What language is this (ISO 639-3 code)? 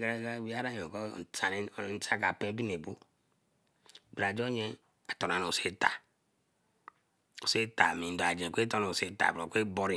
elm